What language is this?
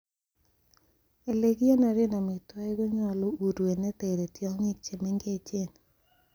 Kalenjin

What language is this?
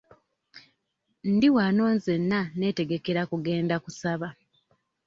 Ganda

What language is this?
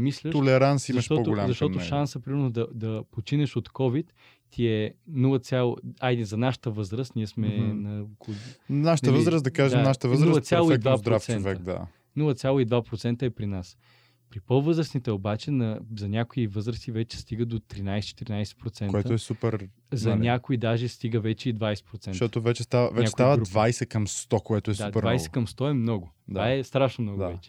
Bulgarian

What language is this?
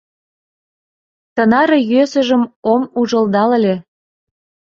Mari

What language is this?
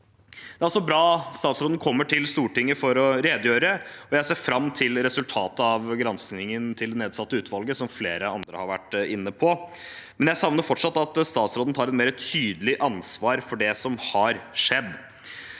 Norwegian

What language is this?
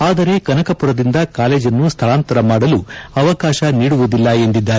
Kannada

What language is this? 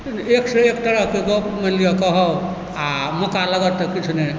Maithili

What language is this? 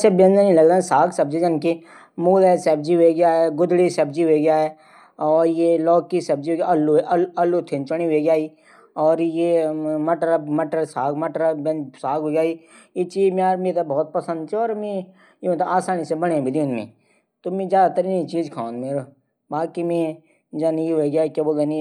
Garhwali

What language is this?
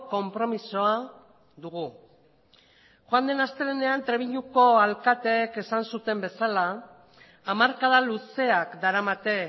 Basque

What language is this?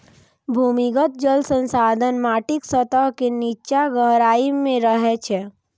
Maithili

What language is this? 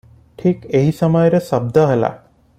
Odia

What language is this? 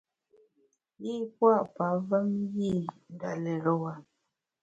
Bamun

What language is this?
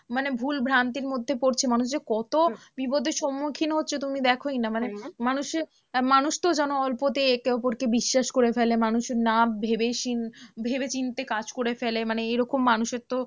Bangla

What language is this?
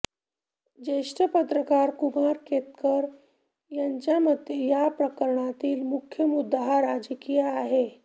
Marathi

